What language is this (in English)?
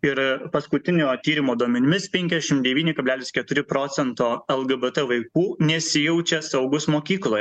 Lithuanian